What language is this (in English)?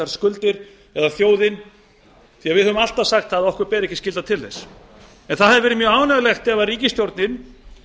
Icelandic